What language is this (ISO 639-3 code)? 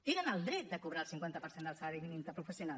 cat